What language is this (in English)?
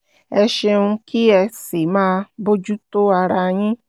Yoruba